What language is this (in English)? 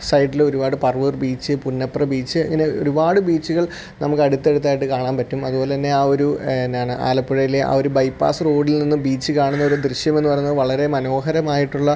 Malayalam